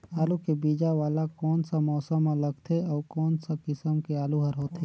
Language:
Chhattisgarhi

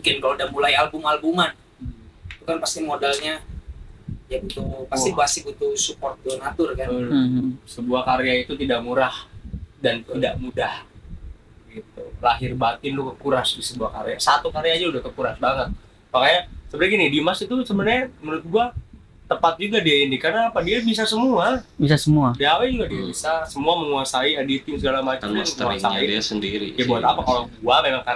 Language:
Indonesian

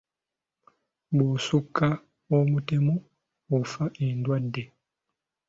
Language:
Ganda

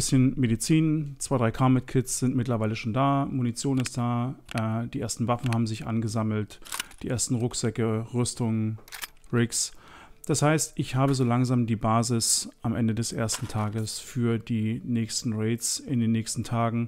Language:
German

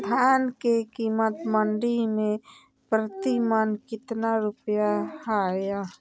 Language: Magahi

